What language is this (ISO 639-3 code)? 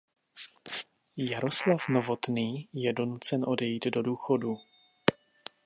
ces